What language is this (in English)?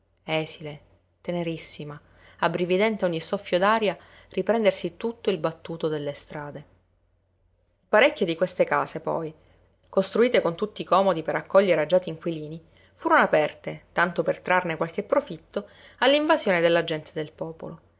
Italian